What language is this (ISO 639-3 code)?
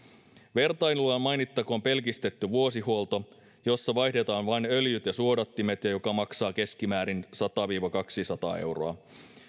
fin